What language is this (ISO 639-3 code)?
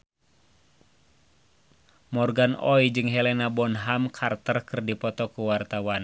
sun